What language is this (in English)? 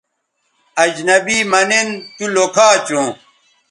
Bateri